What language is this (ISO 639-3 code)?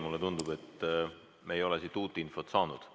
est